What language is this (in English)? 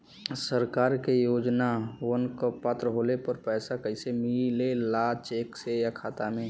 Bhojpuri